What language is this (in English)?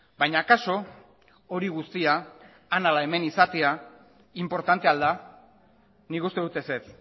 Basque